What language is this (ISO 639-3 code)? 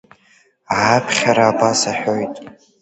abk